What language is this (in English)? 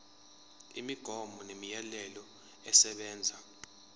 Zulu